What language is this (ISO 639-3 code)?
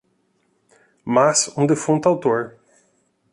por